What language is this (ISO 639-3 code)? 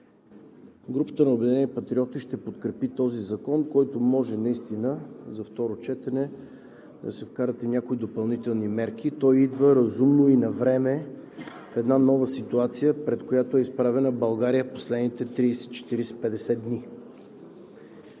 bul